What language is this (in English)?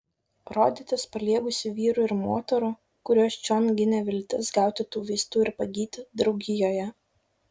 Lithuanian